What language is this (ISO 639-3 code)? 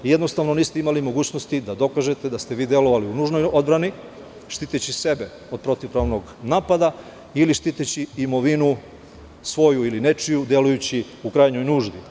srp